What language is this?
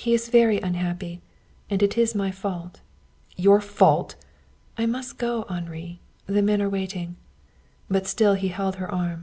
English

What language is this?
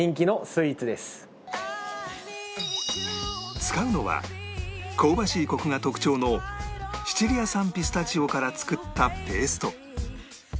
Japanese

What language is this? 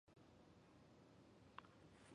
Chinese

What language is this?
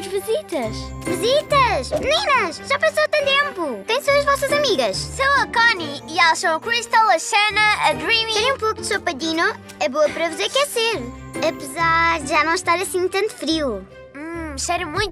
Portuguese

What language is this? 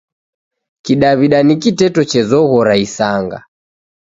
Taita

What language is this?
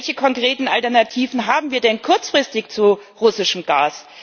German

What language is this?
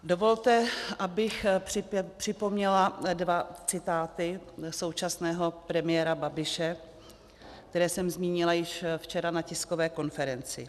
Czech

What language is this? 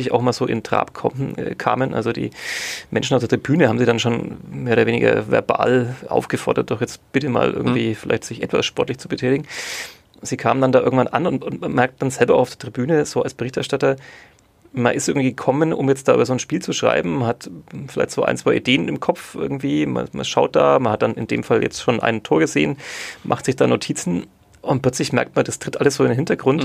German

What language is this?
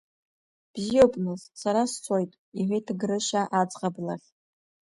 Abkhazian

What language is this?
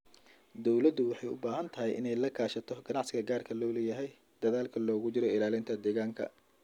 Somali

